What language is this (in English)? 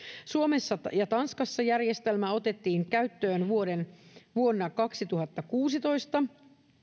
Finnish